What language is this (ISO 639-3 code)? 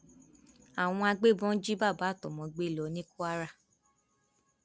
yor